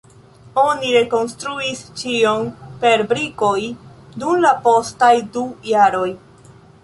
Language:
Esperanto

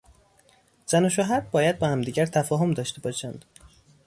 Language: Persian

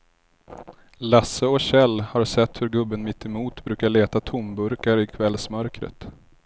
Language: Swedish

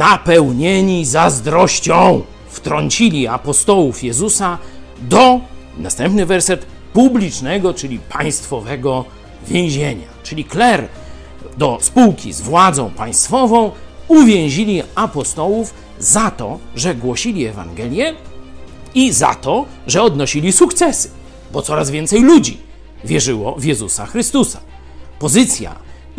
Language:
Polish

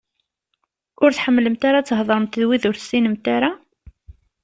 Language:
Kabyle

